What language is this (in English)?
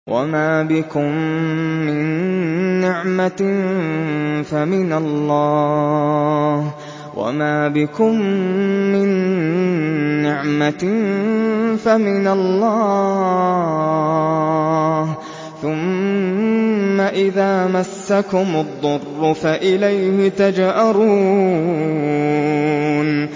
Arabic